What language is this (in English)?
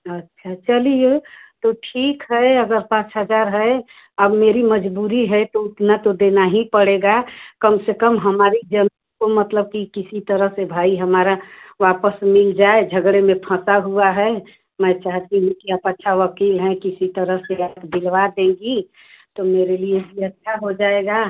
Hindi